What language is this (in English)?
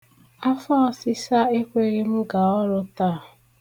Igbo